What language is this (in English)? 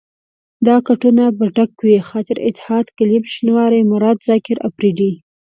Pashto